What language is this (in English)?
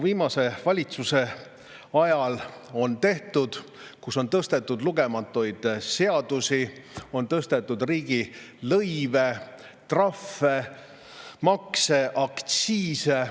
Estonian